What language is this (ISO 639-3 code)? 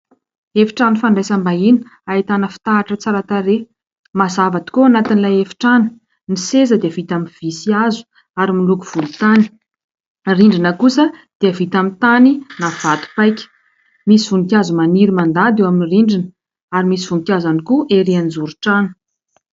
mlg